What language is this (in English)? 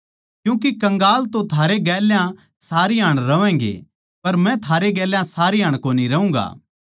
Haryanvi